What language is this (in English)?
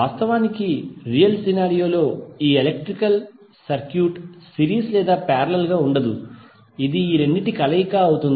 Telugu